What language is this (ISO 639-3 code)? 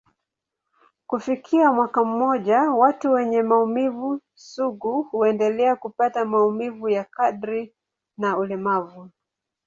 swa